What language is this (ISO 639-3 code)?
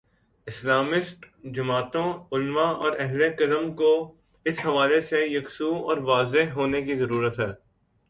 urd